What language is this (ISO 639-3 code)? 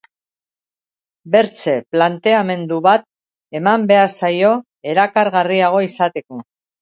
eus